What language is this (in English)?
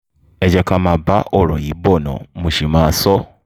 Yoruba